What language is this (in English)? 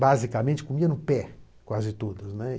Portuguese